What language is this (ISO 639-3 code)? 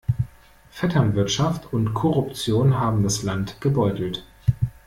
deu